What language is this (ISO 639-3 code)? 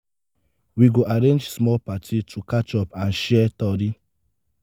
pcm